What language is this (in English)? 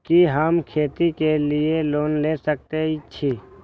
Maithili